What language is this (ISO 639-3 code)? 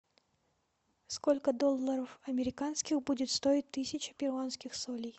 rus